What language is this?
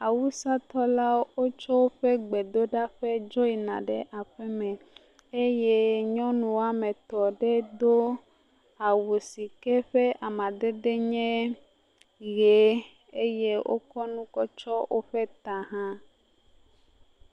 Ewe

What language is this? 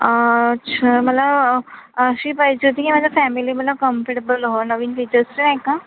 Marathi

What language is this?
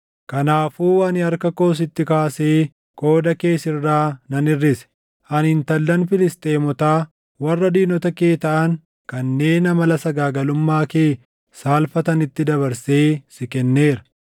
Oromo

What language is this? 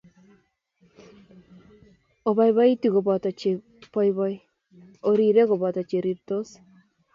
Kalenjin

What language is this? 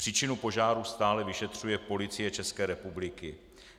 Czech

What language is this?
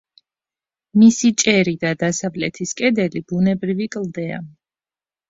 Georgian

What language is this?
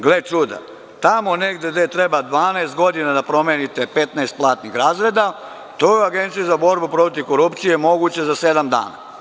Serbian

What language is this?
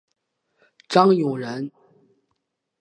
Chinese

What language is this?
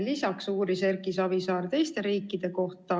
Estonian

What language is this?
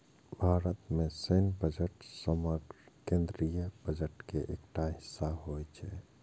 Maithili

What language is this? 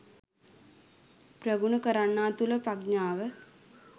Sinhala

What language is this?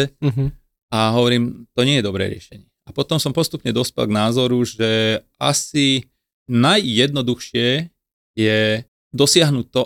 Slovak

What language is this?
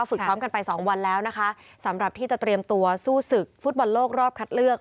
Thai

